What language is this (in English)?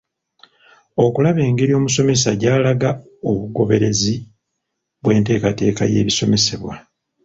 Ganda